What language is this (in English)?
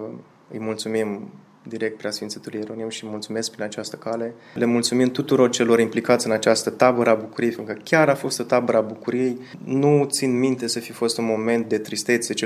Romanian